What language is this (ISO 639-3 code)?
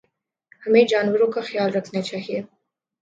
urd